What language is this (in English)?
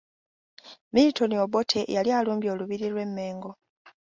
Ganda